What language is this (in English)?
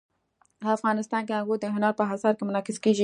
Pashto